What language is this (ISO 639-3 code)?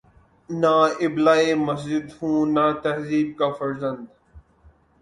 urd